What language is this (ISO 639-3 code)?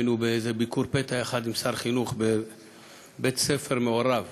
heb